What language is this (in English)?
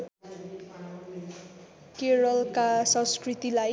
Nepali